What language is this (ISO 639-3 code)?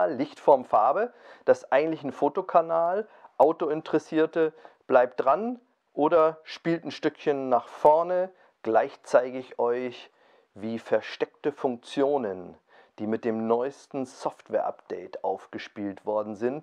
deu